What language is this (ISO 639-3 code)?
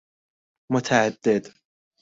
fas